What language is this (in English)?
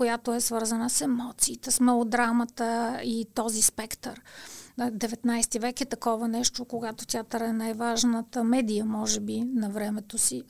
Bulgarian